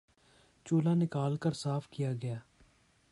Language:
Urdu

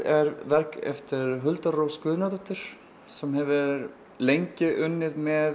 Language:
Icelandic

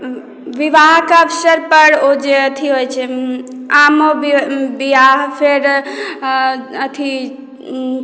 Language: Maithili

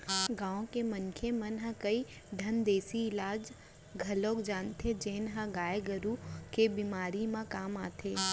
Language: Chhattisgarhi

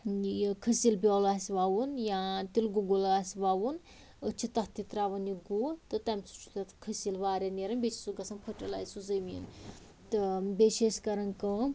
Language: Kashmiri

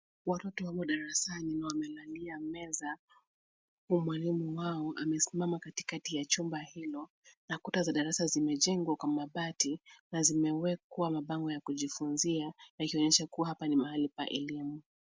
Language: Swahili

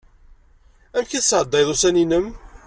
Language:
Kabyle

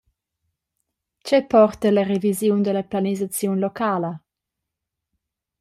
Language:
Romansh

